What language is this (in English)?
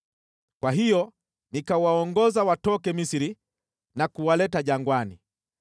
Swahili